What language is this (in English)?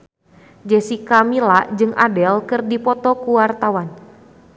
Sundanese